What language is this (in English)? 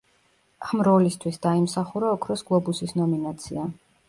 Georgian